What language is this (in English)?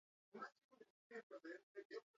Basque